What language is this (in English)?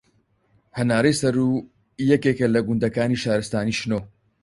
Central Kurdish